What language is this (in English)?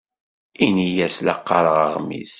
Kabyle